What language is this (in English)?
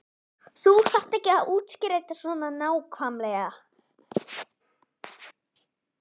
Icelandic